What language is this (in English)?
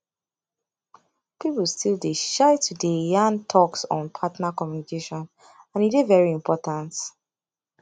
Nigerian Pidgin